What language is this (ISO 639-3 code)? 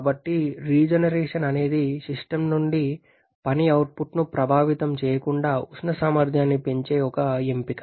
tel